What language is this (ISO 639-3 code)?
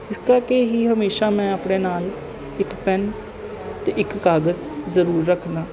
pan